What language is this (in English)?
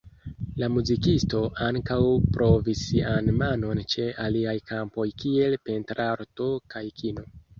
Esperanto